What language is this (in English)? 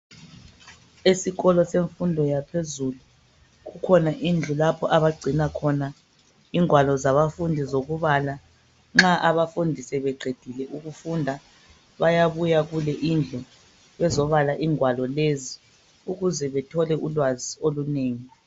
North Ndebele